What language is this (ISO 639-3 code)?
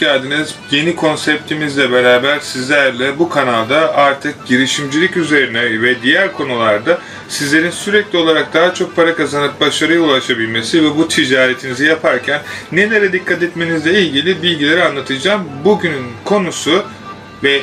tur